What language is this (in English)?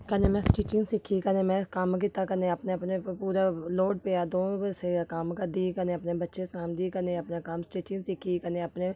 Dogri